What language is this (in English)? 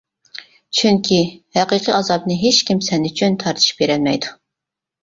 Uyghur